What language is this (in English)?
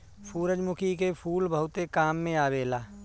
Bhojpuri